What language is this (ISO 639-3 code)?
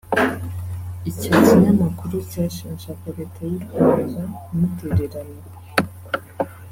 kin